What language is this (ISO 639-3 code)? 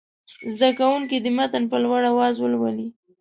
pus